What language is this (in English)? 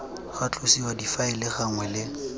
Tswana